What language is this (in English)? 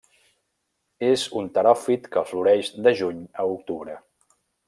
Catalan